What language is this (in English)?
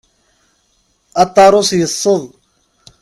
Kabyle